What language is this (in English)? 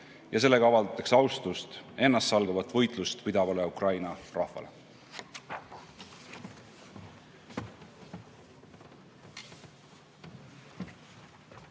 Estonian